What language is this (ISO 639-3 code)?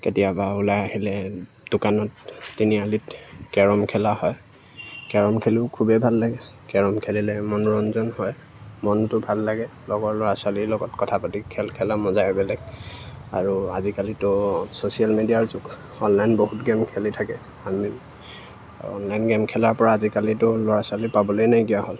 asm